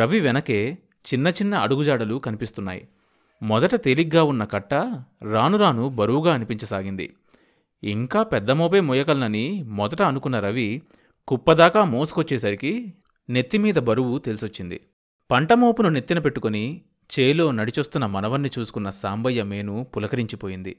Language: Telugu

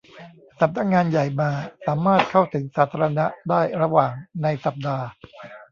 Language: Thai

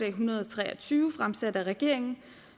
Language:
Danish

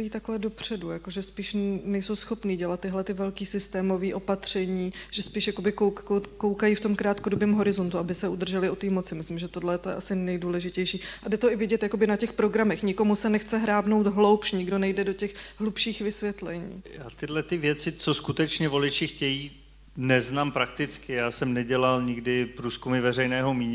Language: Czech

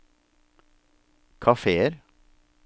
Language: Norwegian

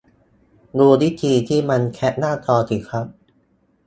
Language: Thai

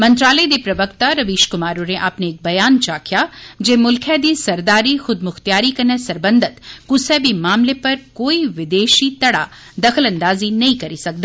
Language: Dogri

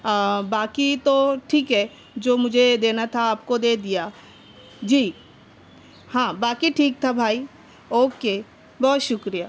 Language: Urdu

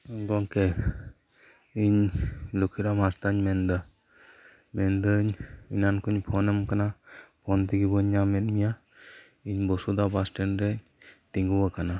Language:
Santali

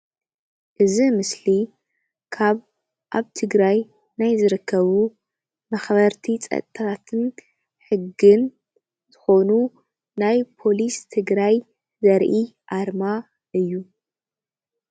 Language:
Tigrinya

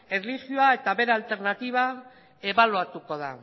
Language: Basque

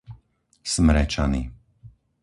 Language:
Slovak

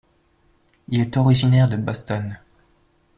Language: French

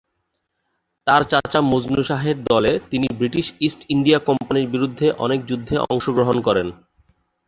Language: Bangla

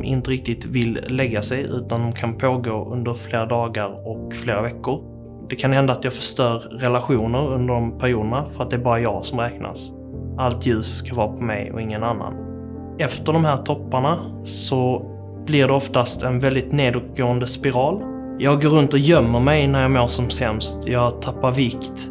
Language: Swedish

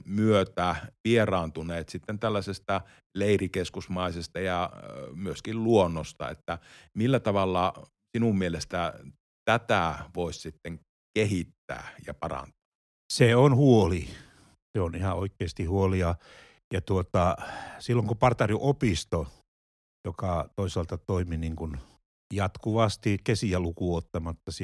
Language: Finnish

